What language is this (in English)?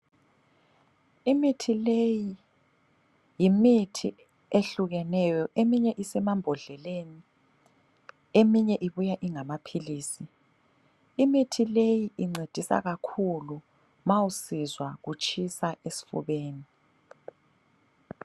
North Ndebele